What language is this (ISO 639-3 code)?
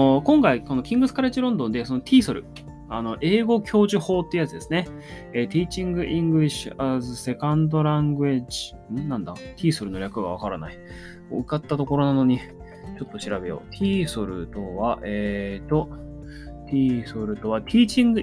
jpn